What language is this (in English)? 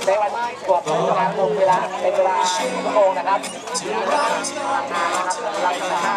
Thai